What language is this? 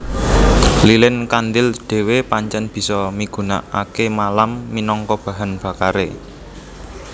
Javanese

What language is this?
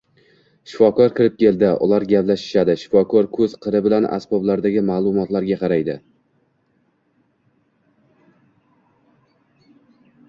Uzbek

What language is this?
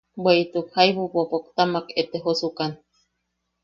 Yaqui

